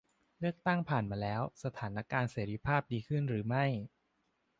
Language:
Thai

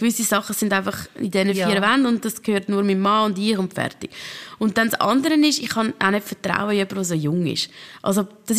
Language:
German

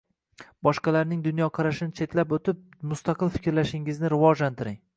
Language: Uzbek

